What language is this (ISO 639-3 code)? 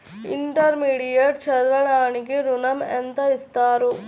tel